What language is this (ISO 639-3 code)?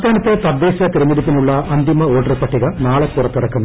mal